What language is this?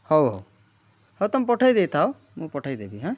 Odia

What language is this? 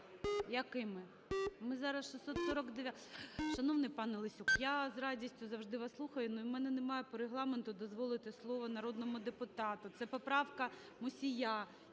Ukrainian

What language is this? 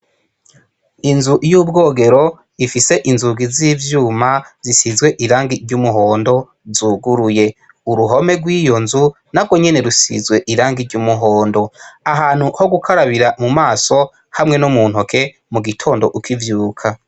Rundi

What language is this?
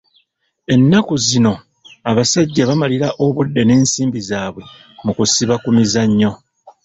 Ganda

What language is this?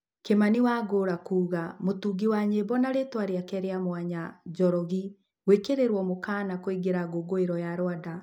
Kikuyu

